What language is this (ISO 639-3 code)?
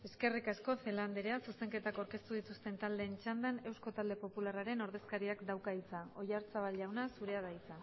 eus